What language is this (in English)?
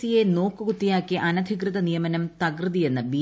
Malayalam